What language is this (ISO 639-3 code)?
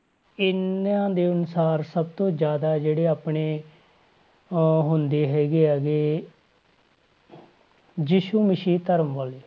pan